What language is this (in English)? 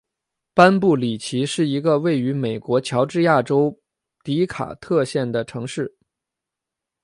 Chinese